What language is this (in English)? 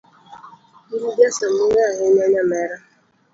Luo (Kenya and Tanzania)